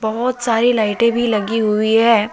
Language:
Hindi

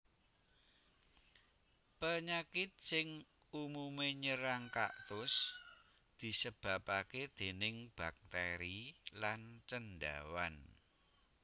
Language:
Javanese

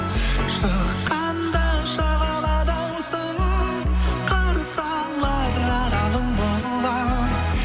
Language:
Kazakh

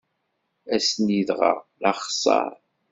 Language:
Kabyle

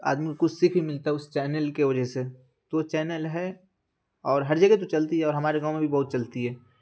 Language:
Urdu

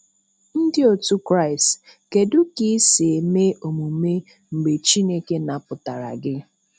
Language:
Igbo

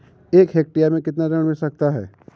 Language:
Hindi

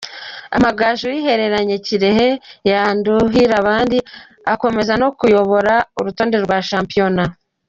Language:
Kinyarwanda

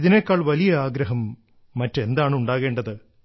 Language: Malayalam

